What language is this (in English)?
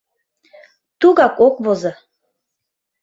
Mari